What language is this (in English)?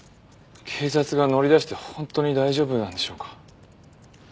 Japanese